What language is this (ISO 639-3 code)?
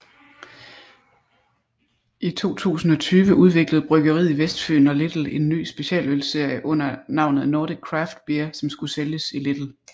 dan